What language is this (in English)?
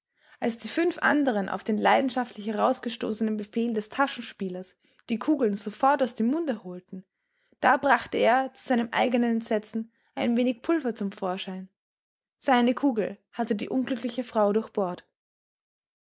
German